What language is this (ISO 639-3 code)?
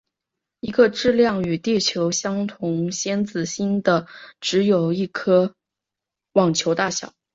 zho